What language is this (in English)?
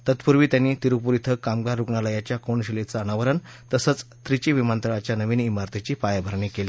Marathi